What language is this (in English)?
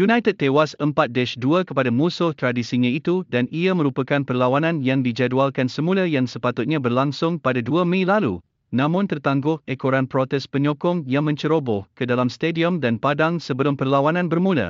Malay